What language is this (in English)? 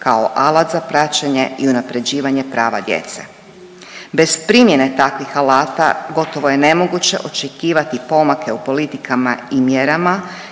Croatian